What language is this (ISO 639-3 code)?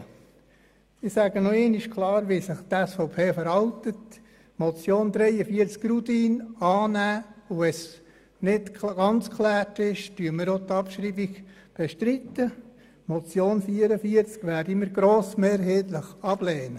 gsw